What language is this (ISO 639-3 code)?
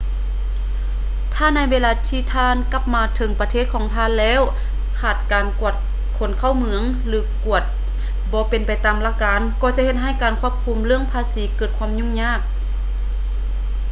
lao